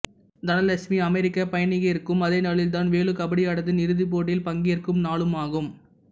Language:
Tamil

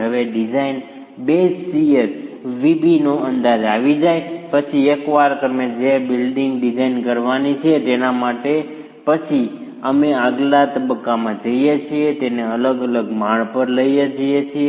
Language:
Gujarati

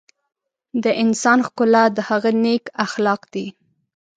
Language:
Pashto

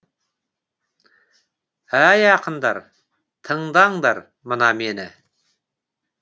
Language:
Kazakh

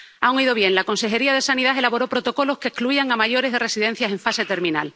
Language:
Spanish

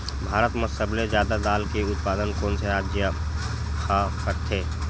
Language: Chhattisgarhi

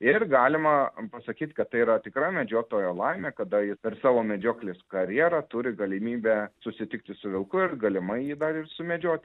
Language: Lithuanian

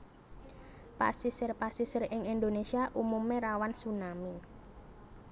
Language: Javanese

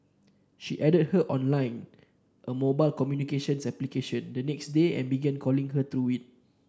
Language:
English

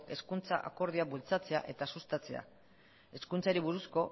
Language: Basque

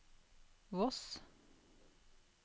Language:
Norwegian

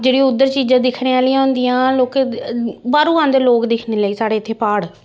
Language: Dogri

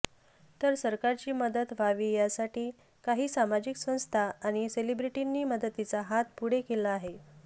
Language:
Marathi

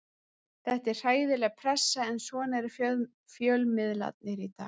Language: Icelandic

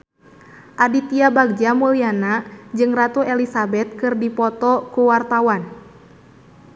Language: Sundanese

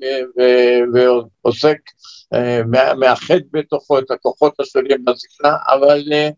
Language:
Hebrew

